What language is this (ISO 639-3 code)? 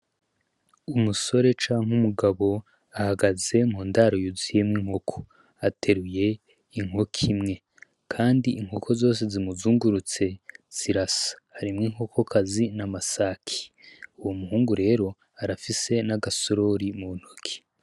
run